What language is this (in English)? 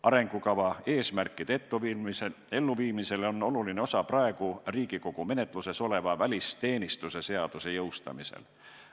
Estonian